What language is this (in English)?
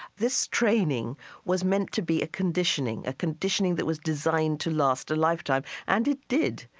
English